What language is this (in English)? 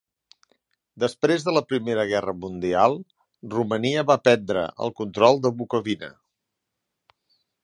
Catalan